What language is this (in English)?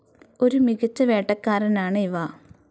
Malayalam